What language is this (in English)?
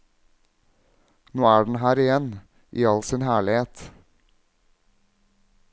Norwegian